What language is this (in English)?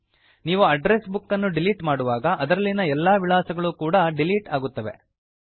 Kannada